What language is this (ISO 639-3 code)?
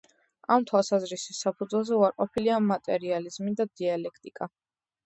kat